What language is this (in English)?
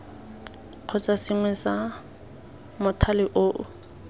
Tswana